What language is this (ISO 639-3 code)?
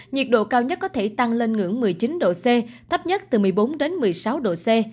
vie